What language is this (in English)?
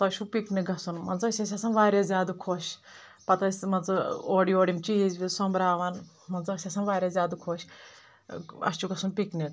Kashmiri